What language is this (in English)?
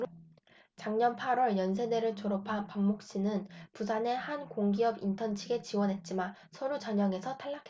Korean